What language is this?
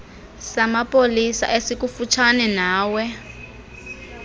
Xhosa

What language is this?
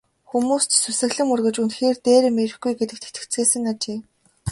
Mongolian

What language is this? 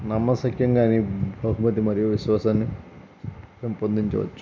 Telugu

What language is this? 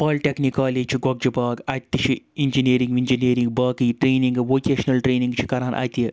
Kashmiri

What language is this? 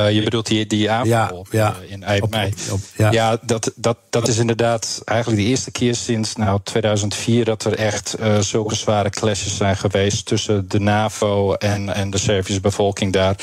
Dutch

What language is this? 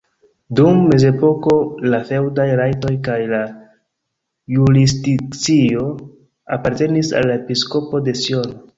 Esperanto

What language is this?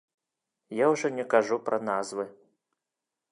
Belarusian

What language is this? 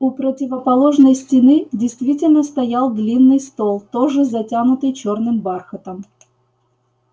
Russian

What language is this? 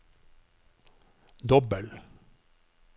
Norwegian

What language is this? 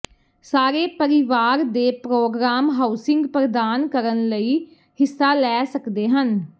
Punjabi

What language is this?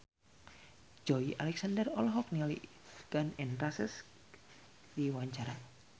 Sundanese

